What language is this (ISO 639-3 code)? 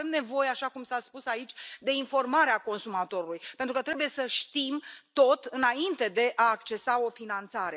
ron